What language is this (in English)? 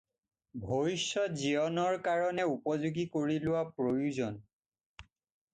Assamese